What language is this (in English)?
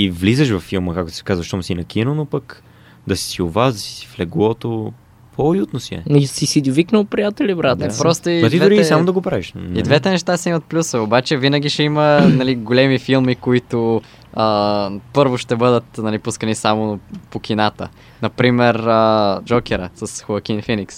Bulgarian